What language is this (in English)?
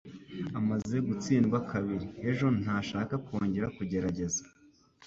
Kinyarwanda